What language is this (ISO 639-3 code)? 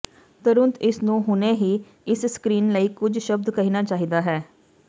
pan